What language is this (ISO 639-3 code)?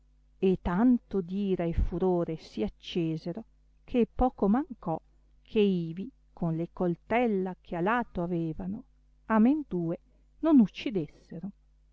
ita